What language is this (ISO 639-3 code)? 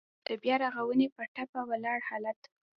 pus